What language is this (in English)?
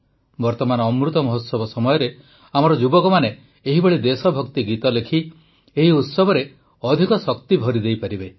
Odia